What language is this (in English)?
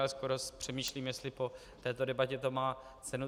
Czech